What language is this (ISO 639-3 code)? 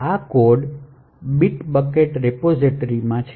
guj